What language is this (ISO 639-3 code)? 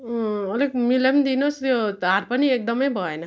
nep